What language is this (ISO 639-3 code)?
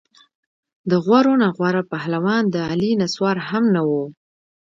pus